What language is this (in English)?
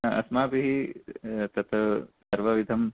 Sanskrit